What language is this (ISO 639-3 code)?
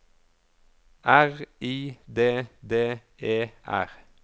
nor